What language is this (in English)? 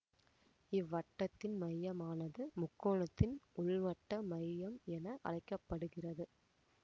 Tamil